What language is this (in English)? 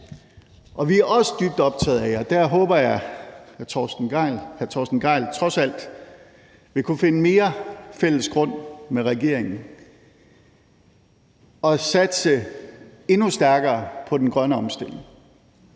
Danish